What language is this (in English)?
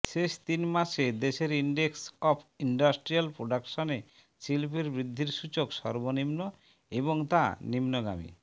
Bangla